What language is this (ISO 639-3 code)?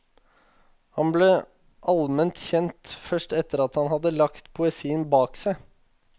nor